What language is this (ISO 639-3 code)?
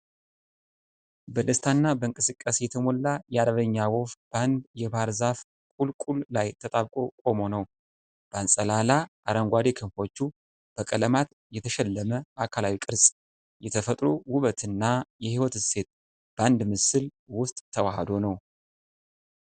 amh